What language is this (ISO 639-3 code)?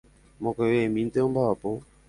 grn